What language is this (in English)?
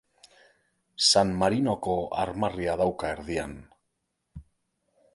Basque